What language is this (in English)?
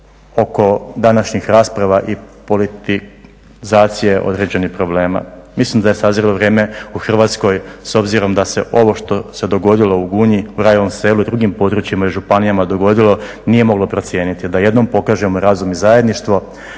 Croatian